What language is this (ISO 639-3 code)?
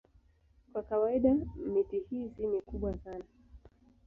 swa